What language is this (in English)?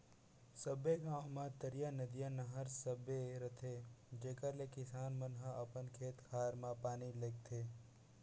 Chhattisgarhi